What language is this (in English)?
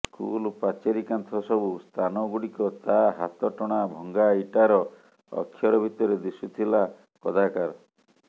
Odia